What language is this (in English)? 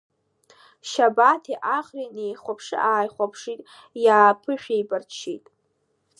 Abkhazian